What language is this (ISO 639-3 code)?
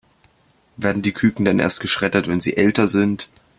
deu